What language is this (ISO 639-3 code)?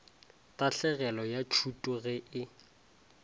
nso